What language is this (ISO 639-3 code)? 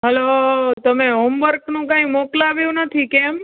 guj